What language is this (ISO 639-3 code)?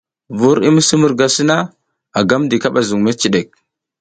giz